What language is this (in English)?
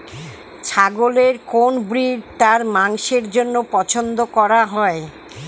Bangla